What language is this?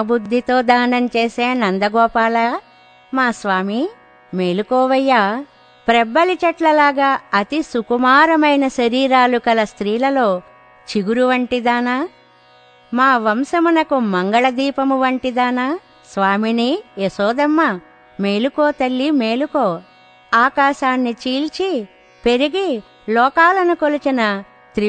Telugu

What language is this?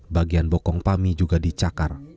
Indonesian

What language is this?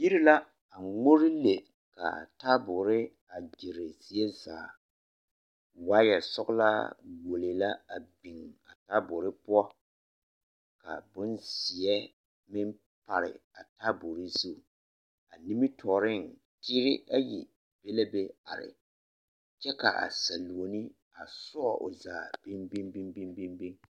Southern Dagaare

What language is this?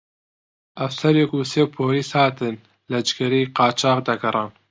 Central Kurdish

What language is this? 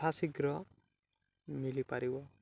Odia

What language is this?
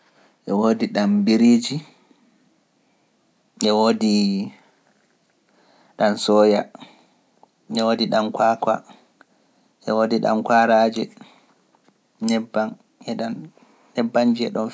Pular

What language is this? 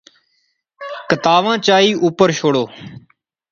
Pahari-Potwari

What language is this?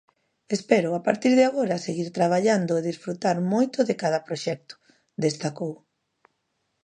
Galician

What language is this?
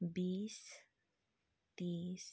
Nepali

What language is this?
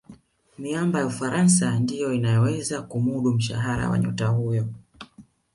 Swahili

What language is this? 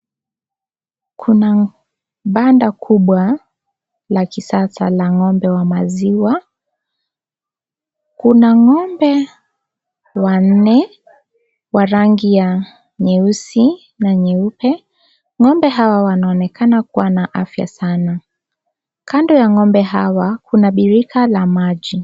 Swahili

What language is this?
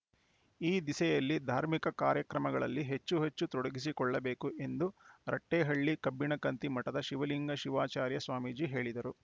Kannada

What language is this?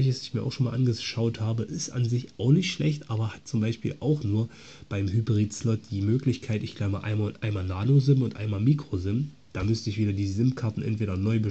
German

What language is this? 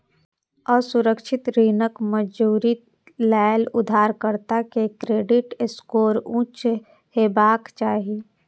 Maithili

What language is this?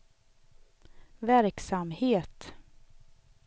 Swedish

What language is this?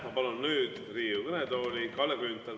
Estonian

